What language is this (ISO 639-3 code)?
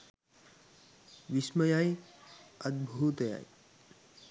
sin